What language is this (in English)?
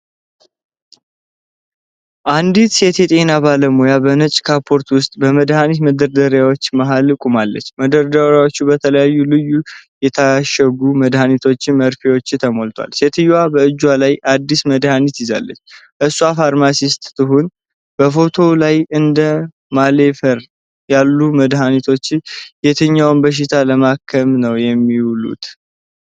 Amharic